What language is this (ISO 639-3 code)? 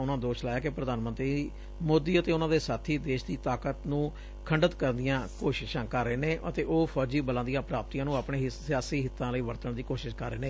pan